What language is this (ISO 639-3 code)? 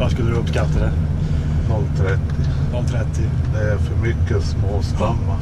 swe